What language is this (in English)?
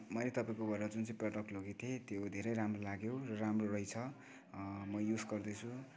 Nepali